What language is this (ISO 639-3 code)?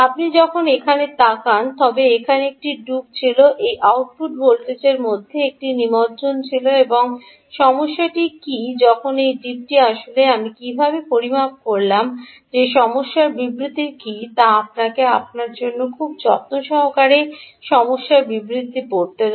ben